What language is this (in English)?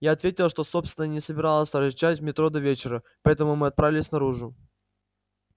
Russian